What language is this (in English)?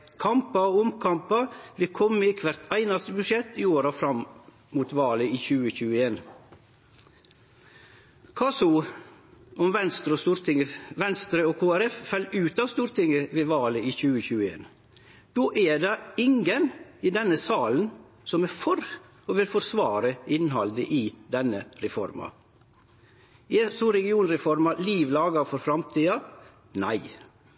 Norwegian Nynorsk